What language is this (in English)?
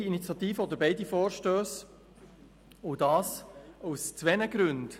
Swiss German